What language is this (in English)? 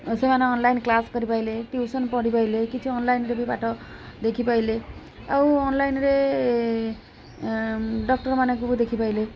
Odia